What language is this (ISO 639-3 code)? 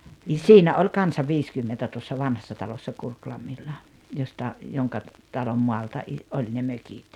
fin